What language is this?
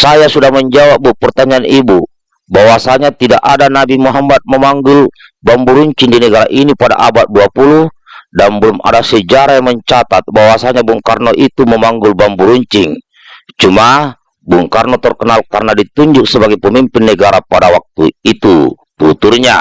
Indonesian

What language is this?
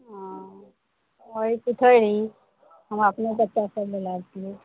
Maithili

